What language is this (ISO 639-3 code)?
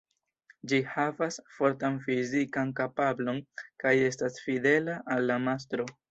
epo